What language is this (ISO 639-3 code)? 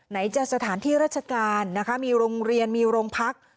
tha